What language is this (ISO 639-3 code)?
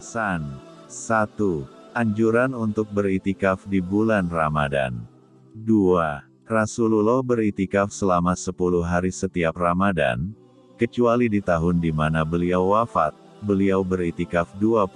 ind